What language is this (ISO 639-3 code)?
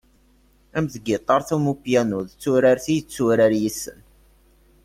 kab